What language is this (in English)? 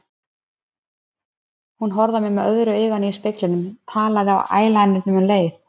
Icelandic